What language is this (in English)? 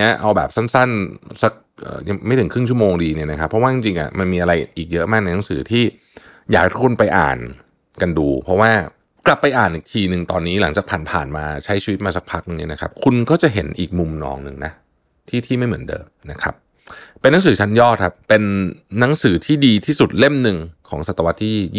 Thai